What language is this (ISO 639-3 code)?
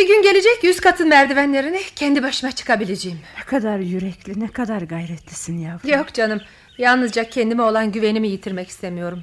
tur